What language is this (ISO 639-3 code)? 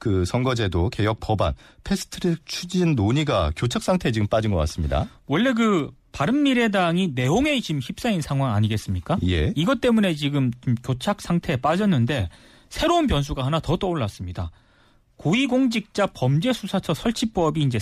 kor